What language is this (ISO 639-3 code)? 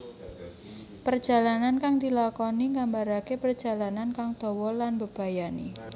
jav